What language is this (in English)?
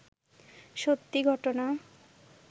Bangla